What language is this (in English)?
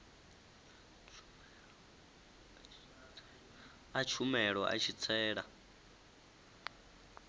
Venda